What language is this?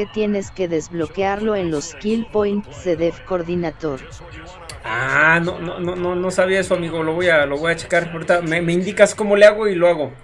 Spanish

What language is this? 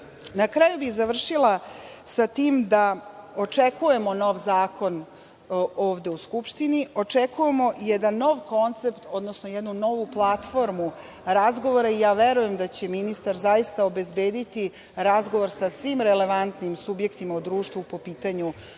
Serbian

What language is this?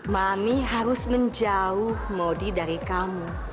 Indonesian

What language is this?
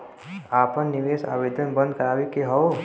Bhojpuri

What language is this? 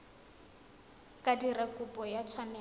Tswana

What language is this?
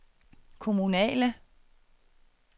Danish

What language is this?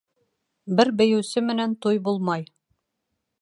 Bashkir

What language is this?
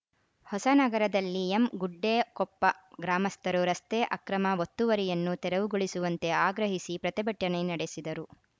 Kannada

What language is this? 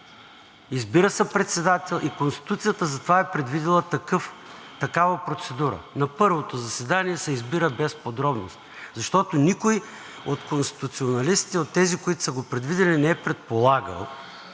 Bulgarian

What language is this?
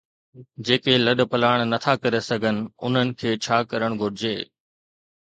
Sindhi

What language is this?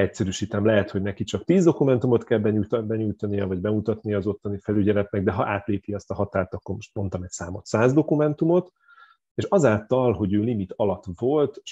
Hungarian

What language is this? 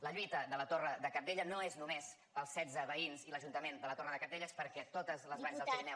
Catalan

